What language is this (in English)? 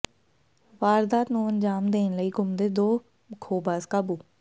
Punjabi